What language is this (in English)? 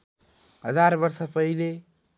Nepali